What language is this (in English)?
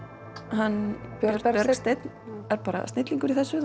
Icelandic